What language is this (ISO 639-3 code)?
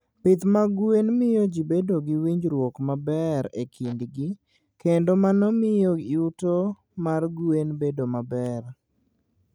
luo